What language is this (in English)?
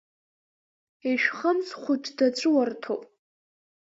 Abkhazian